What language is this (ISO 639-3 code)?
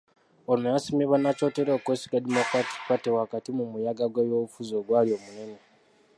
lug